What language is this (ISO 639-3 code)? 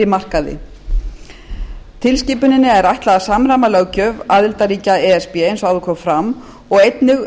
isl